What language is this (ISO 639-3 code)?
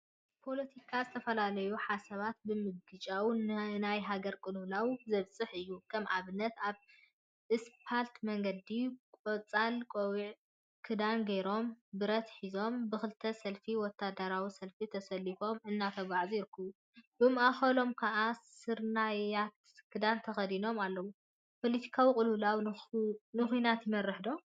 tir